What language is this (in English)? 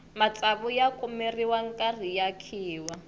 Tsonga